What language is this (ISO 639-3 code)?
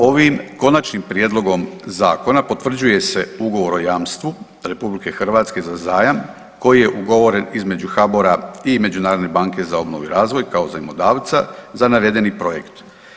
hrv